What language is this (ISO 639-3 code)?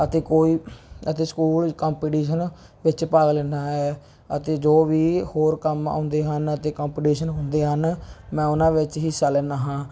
pan